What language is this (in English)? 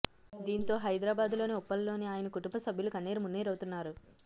Telugu